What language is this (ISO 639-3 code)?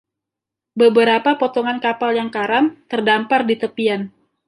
ind